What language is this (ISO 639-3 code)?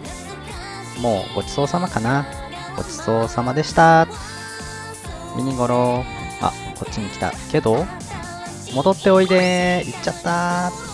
jpn